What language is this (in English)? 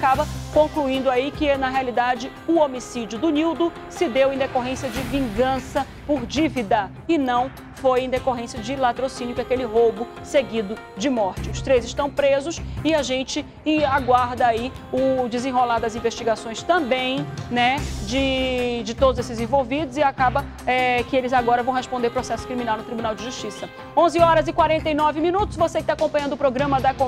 Portuguese